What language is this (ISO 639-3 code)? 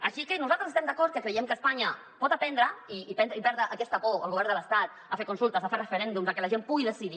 cat